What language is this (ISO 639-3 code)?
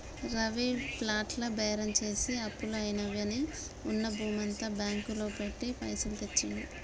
tel